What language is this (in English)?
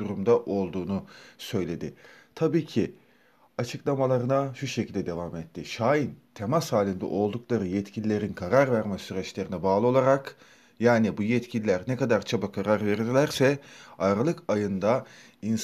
Turkish